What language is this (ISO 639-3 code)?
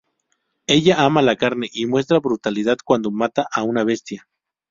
spa